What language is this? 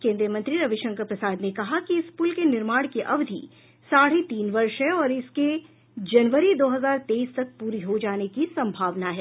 Hindi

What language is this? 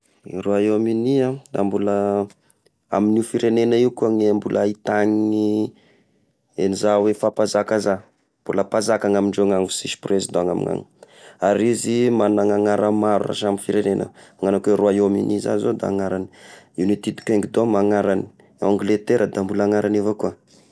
Tesaka Malagasy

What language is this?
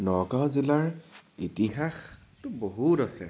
Assamese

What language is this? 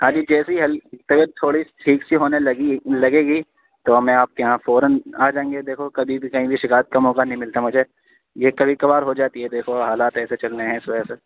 Urdu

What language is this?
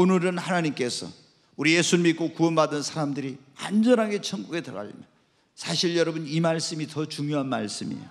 Korean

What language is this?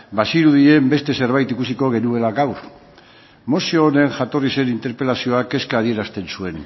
Basque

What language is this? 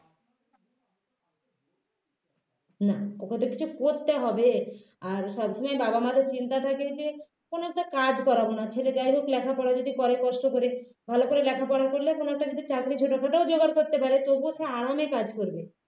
Bangla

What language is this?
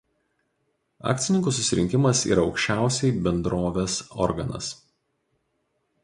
Lithuanian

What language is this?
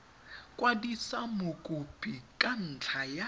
Tswana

